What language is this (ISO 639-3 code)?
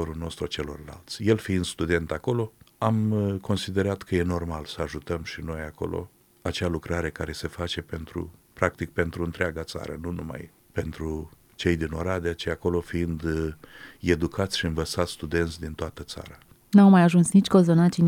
ron